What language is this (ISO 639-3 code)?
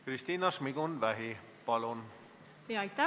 est